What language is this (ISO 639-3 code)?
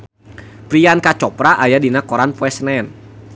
sun